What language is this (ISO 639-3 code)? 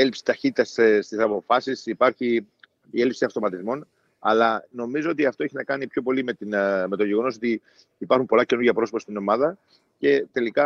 ell